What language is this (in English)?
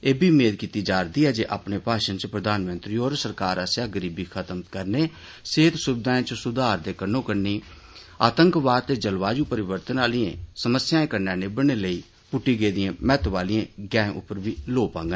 Dogri